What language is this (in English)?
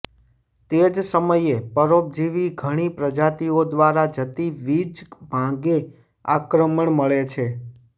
Gujarati